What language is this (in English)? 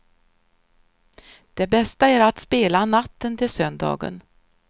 Swedish